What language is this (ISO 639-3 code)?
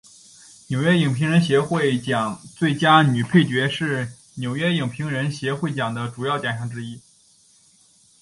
zho